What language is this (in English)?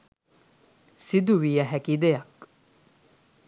Sinhala